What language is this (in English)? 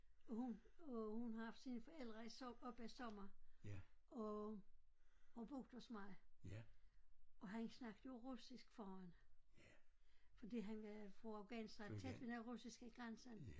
Danish